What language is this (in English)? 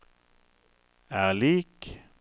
Norwegian